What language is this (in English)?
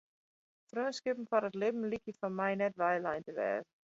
Western Frisian